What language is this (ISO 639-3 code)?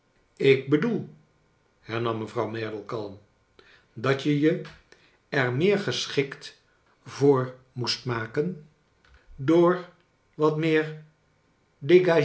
nld